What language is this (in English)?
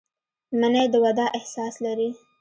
Pashto